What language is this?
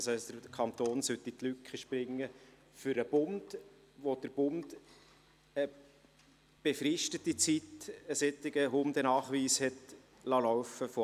Swiss German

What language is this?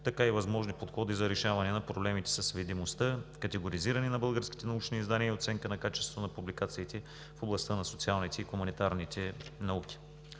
Bulgarian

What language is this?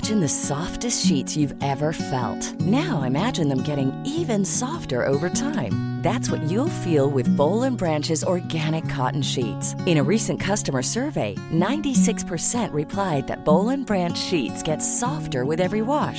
Swedish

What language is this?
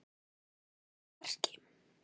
Icelandic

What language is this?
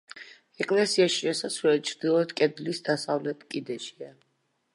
Georgian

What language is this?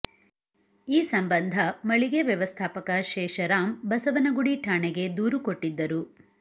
Kannada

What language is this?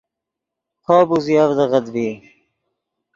Yidgha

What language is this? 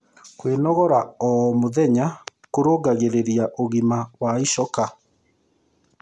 Kikuyu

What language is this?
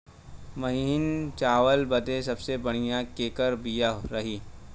Bhojpuri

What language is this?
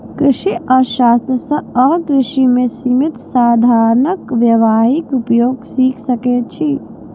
Maithili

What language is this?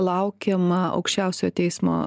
Lithuanian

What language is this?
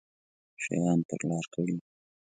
Pashto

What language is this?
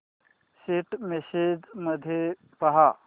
Marathi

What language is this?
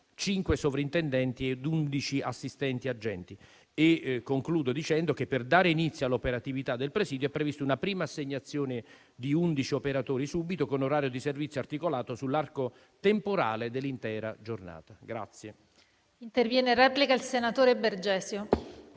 Italian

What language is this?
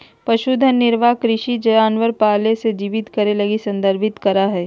Magahi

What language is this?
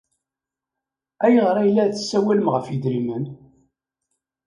Kabyle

